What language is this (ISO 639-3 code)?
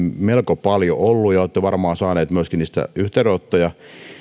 fin